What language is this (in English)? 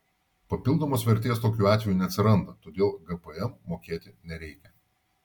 Lithuanian